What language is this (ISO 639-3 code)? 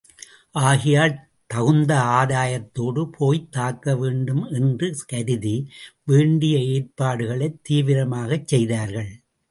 tam